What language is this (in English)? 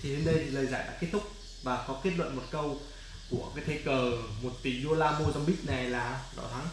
Vietnamese